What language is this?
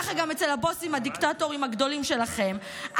Hebrew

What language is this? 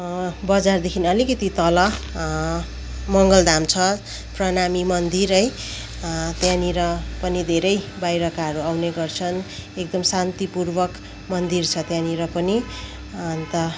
Nepali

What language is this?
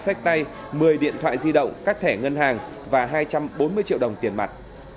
Vietnamese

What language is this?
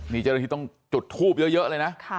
Thai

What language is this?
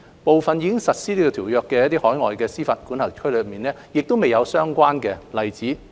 Cantonese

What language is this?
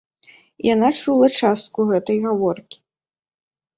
Belarusian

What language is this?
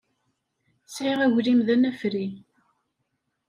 Kabyle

